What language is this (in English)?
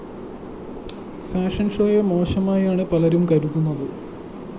Malayalam